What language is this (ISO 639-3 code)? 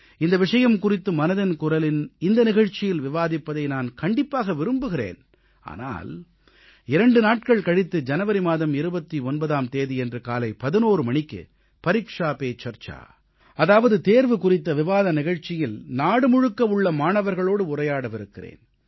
tam